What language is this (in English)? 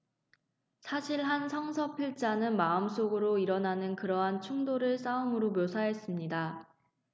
Korean